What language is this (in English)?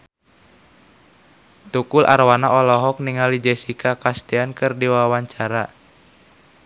Sundanese